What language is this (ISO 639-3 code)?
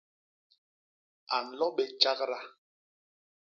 bas